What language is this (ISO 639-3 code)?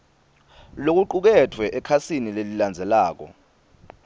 ssw